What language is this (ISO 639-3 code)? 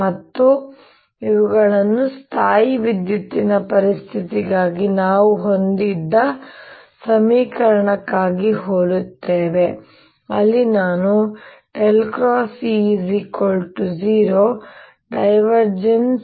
kan